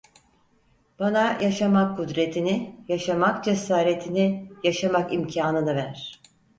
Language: Turkish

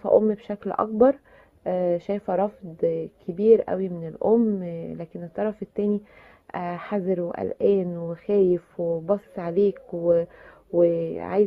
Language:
Arabic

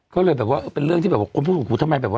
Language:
Thai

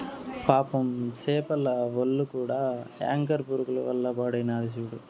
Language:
Telugu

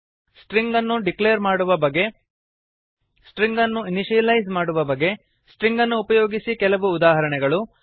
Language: Kannada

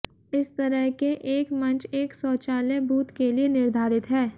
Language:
Hindi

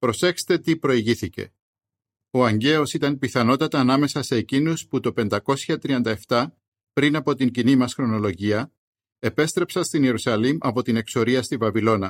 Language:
Greek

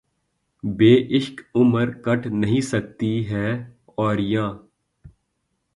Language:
Urdu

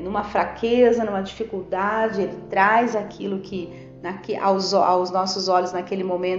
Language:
Portuguese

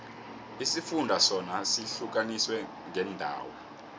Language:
South Ndebele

